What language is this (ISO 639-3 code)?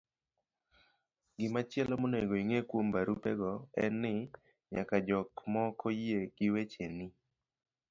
luo